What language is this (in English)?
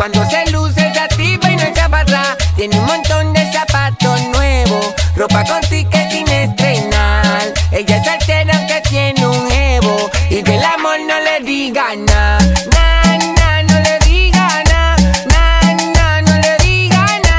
Spanish